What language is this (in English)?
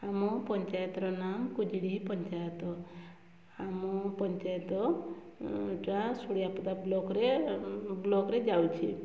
Odia